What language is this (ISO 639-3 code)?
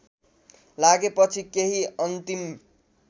nep